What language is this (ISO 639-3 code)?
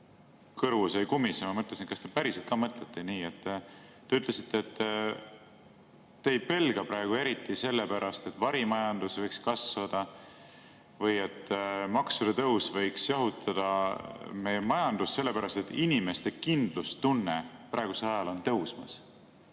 est